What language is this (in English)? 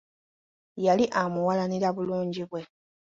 Ganda